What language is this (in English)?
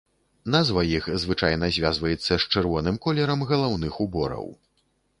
Belarusian